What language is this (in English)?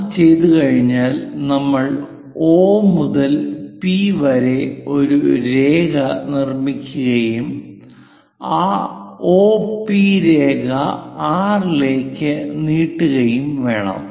Malayalam